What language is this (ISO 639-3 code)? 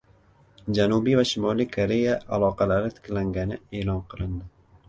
uzb